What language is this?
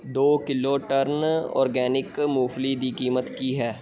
Punjabi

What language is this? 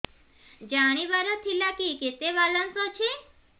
Odia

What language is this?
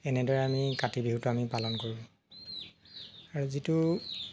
Assamese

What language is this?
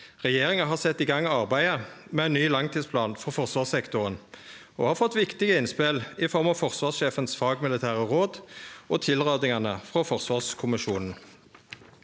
Norwegian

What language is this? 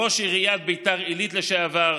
Hebrew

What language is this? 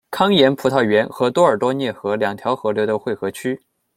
Chinese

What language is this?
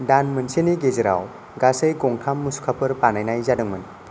Bodo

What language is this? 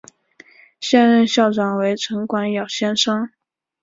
Chinese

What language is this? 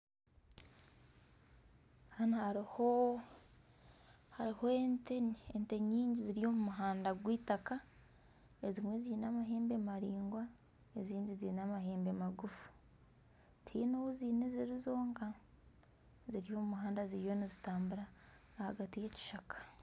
Nyankole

